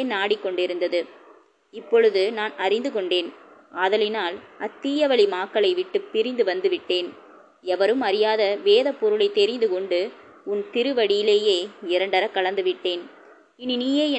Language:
Tamil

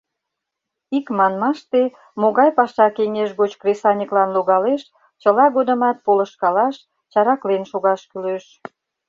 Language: Mari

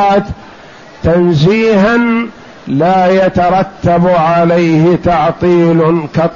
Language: Arabic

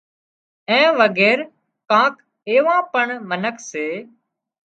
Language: Wadiyara Koli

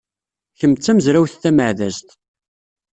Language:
Kabyle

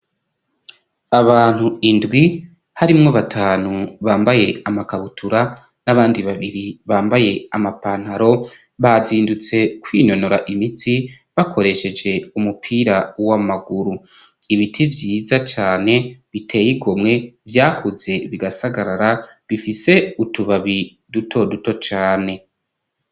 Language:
Rundi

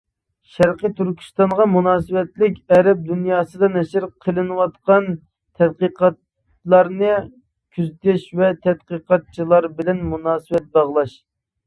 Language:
Uyghur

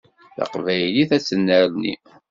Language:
Kabyle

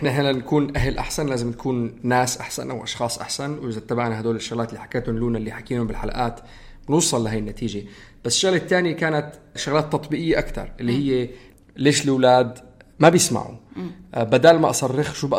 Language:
Arabic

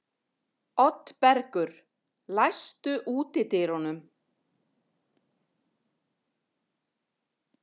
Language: Icelandic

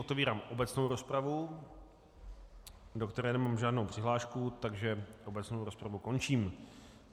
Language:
Czech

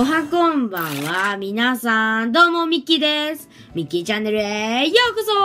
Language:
Japanese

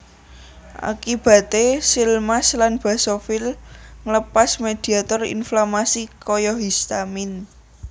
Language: Javanese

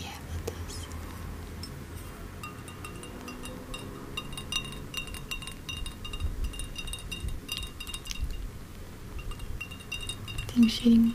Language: Portuguese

